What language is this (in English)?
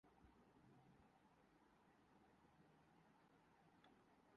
Urdu